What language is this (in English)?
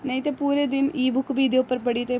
Dogri